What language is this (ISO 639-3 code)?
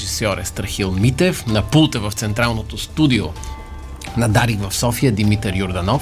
bul